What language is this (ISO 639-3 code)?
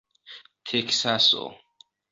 epo